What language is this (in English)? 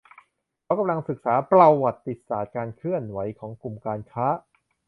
Thai